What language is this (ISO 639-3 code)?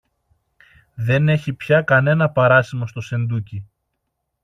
ell